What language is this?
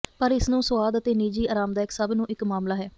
Punjabi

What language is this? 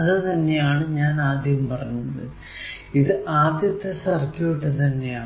Malayalam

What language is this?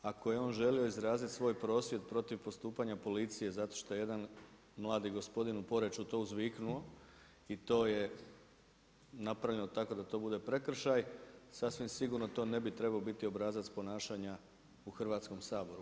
Croatian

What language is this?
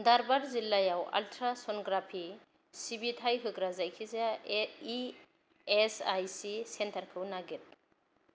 Bodo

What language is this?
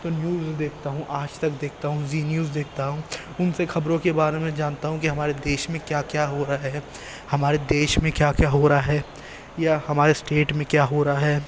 Urdu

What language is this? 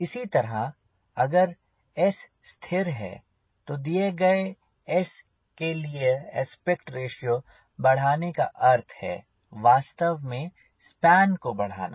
Hindi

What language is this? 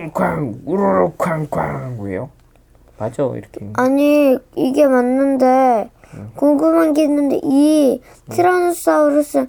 Korean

